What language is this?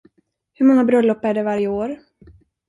Swedish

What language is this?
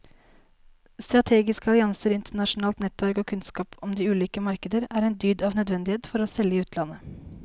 Norwegian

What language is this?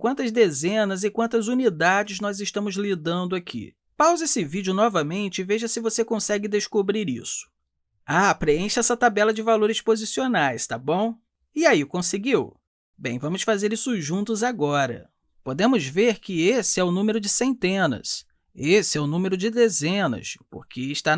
Portuguese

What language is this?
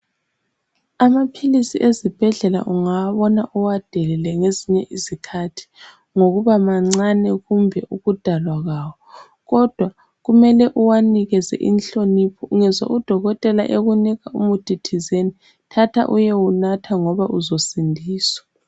North Ndebele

